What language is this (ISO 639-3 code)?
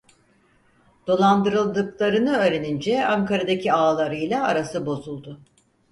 tur